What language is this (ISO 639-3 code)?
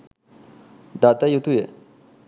sin